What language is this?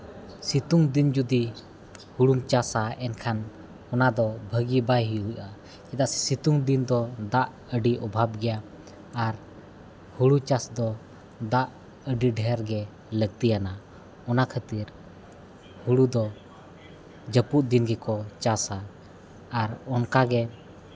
Santali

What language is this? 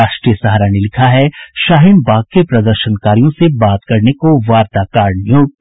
Hindi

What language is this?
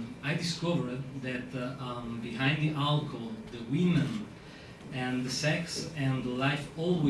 Italian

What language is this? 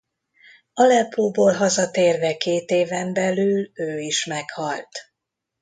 Hungarian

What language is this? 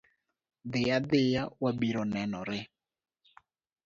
Luo (Kenya and Tanzania)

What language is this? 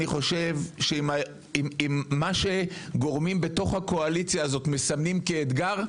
Hebrew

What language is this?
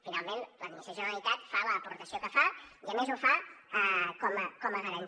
Catalan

